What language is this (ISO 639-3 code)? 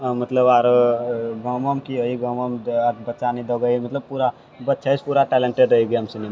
mai